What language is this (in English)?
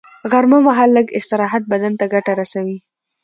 Pashto